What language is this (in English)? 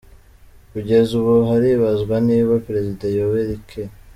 Kinyarwanda